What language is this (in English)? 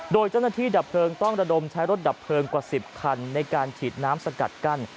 Thai